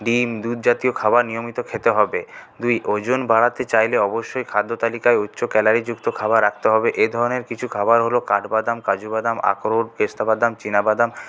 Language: Bangla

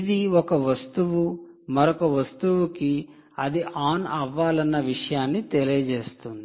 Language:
Telugu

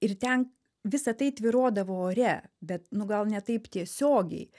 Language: Lithuanian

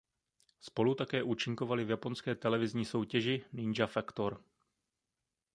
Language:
Czech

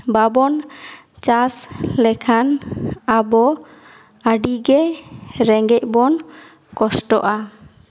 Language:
Santali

